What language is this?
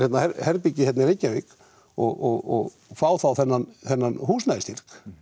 Icelandic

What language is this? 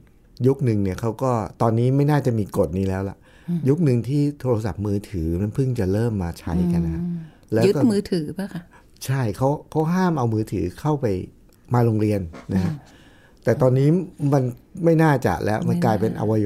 Thai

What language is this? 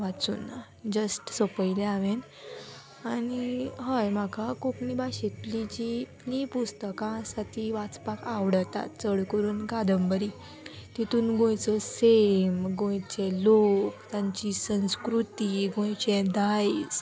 Konkani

